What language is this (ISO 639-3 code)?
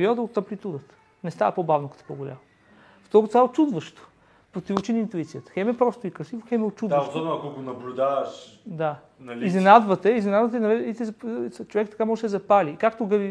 bul